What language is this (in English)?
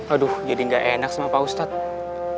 Indonesian